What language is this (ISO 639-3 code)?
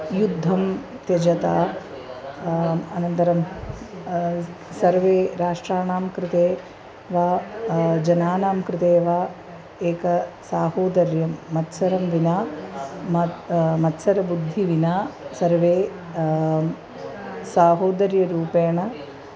san